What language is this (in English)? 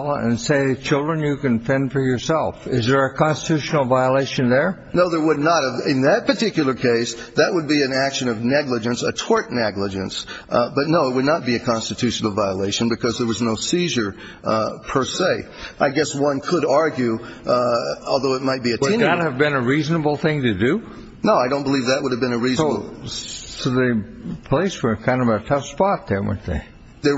English